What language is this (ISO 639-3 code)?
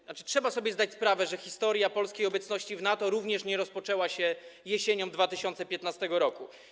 pol